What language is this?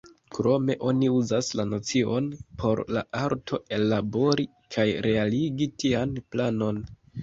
Esperanto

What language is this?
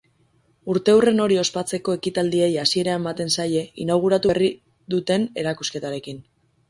Basque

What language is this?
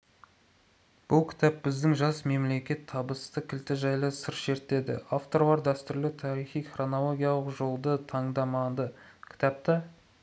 Kazakh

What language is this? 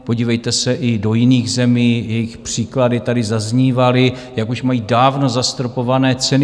Czech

